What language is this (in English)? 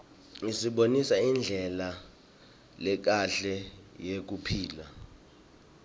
Swati